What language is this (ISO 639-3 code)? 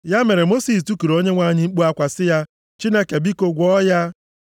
ibo